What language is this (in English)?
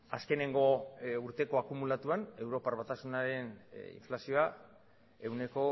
Basque